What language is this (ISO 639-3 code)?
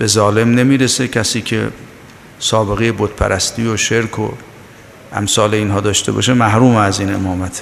fas